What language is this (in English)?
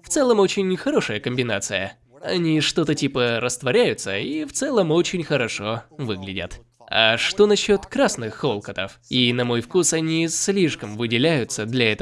Russian